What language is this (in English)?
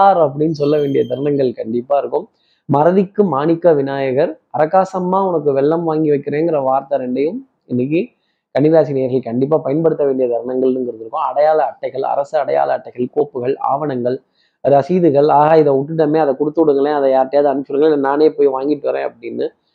Tamil